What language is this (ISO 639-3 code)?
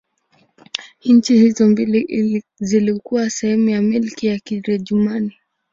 swa